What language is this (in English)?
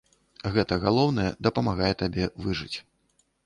Belarusian